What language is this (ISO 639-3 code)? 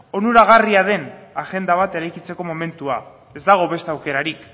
eus